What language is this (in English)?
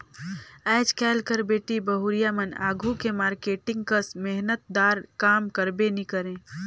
Chhattisgarhi